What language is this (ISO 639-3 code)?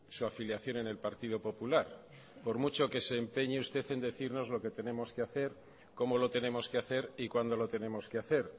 spa